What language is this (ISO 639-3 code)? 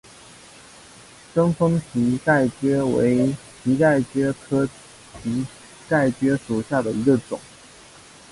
zho